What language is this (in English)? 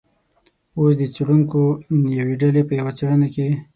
Pashto